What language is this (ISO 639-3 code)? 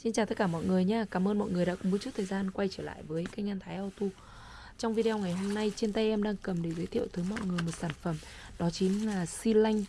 vie